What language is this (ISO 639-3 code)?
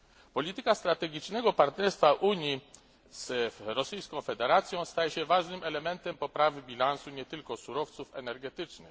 pol